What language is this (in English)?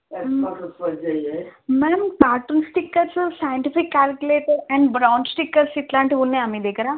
Telugu